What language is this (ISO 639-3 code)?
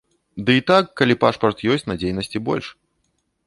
bel